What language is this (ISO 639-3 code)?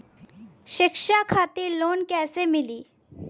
bho